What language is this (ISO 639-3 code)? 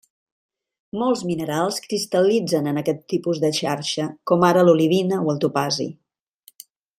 cat